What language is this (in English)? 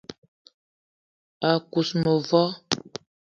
Eton (Cameroon)